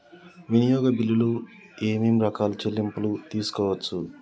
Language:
Telugu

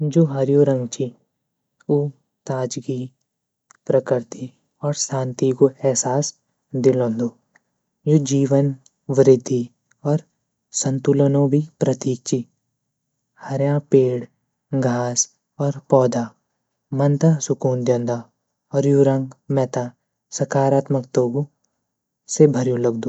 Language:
Garhwali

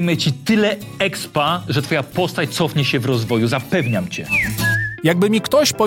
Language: Polish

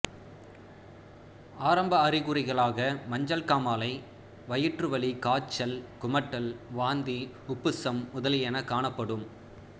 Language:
Tamil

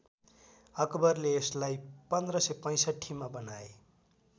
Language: Nepali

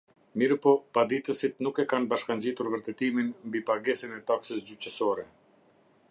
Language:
Albanian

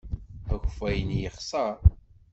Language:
Kabyle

